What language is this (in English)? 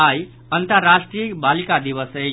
Maithili